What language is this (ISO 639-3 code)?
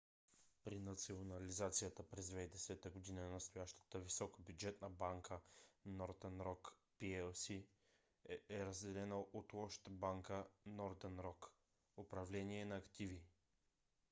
bul